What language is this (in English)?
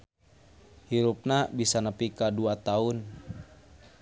Sundanese